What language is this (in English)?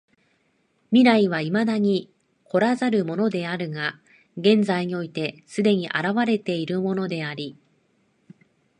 Japanese